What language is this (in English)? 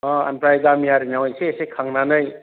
Bodo